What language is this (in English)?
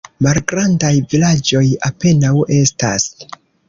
Esperanto